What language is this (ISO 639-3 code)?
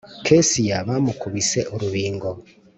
kin